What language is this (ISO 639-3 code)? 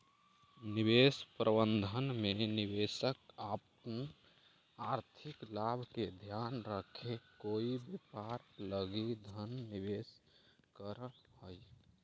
mag